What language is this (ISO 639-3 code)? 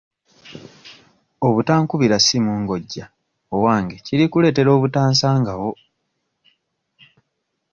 lug